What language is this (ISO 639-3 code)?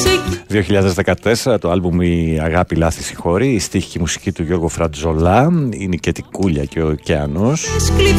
ell